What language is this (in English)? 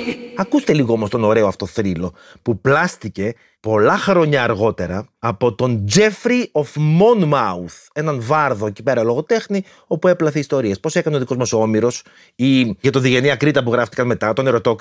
Greek